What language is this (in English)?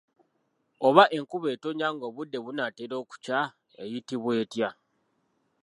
Ganda